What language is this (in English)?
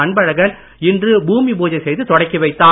Tamil